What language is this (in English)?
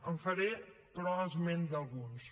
Catalan